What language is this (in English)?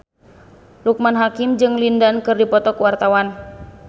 Sundanese